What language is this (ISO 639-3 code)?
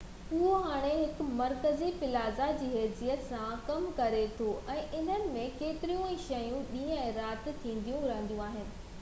snd